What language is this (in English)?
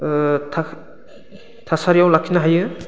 Bodo